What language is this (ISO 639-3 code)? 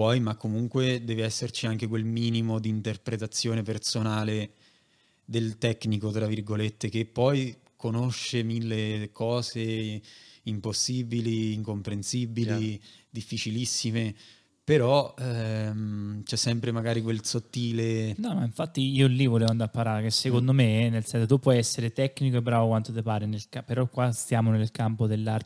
ita